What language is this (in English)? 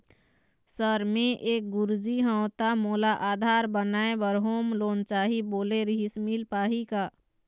Chhattisgarhi